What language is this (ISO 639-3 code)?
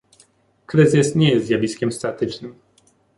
pol